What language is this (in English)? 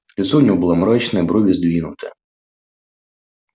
Russian